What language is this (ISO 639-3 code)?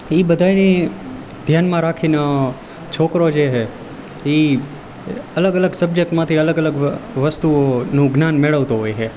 guj